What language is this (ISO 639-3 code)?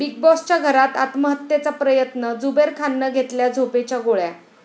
mar